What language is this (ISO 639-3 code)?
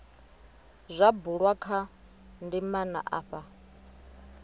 ven